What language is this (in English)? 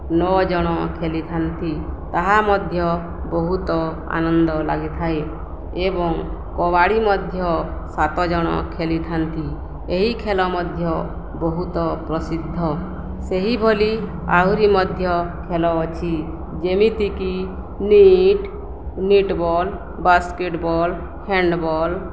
Odia